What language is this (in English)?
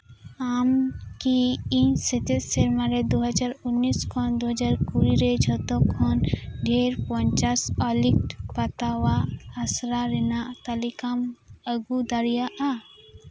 Santali